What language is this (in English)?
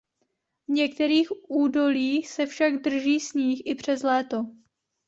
Czech